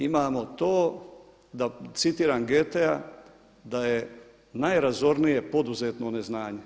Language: Croatian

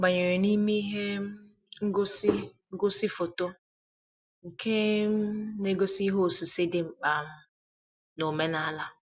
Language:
Igbo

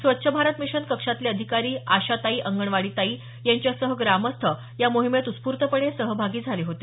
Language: Marathi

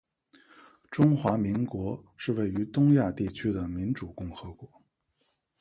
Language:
Chinese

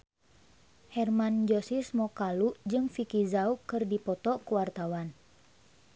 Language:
Sundanese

